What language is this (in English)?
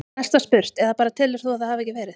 Icelandic